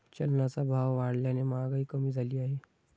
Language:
Marathi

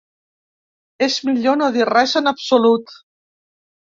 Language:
Catalan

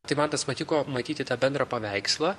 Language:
Lithuanian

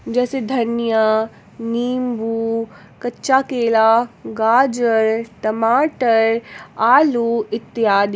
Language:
Hindi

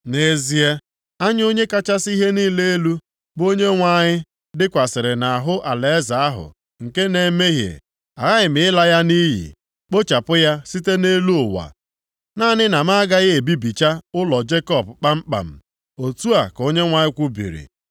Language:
Igbo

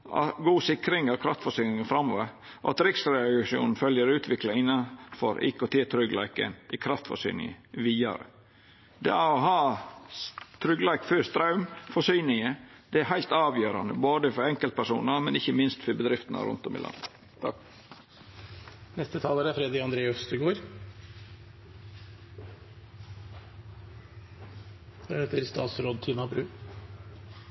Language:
Norwegian Nynorsk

